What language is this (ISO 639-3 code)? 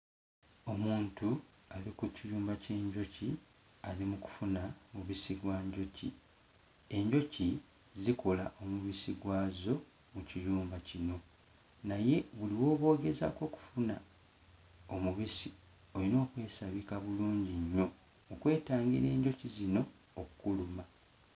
lug